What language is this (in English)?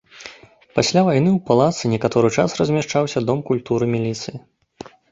Belarusian